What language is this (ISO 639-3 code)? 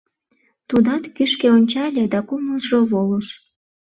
chm